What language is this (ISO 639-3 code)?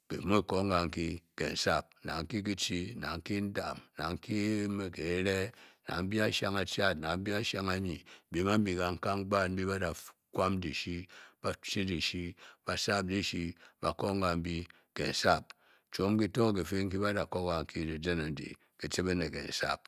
bky